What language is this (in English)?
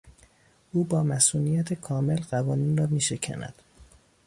Persian